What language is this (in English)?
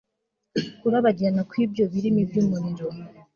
Kinyarwanda